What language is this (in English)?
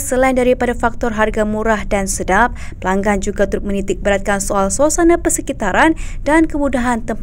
Malay